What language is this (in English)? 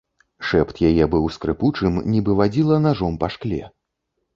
Belarusian